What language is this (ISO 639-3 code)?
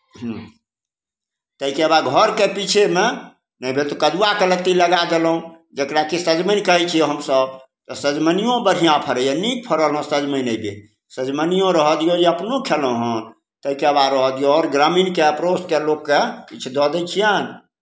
mai